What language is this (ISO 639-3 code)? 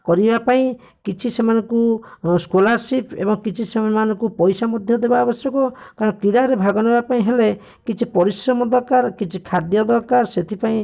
ori